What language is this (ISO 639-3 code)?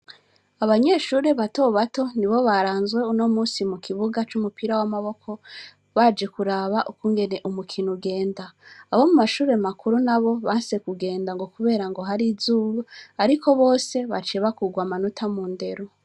run